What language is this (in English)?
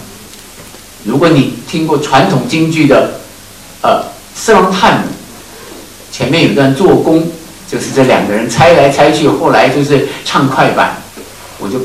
Chinese